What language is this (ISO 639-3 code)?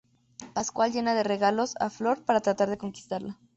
spa